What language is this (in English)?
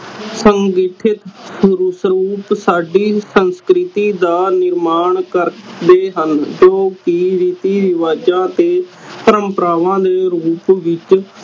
Punjabi